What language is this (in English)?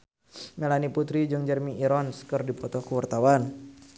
Sundanese